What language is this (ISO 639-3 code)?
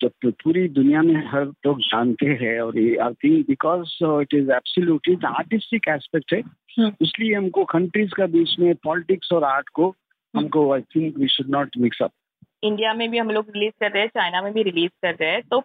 mar